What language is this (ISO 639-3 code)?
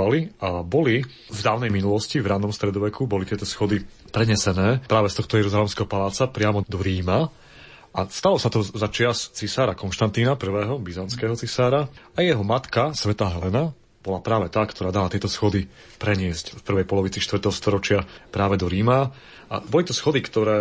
slk